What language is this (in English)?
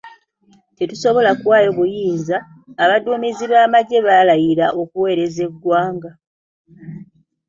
Ganda